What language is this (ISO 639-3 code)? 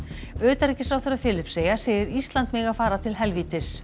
isl